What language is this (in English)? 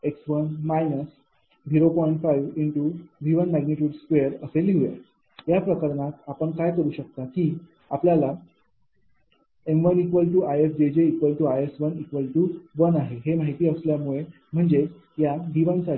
Marathi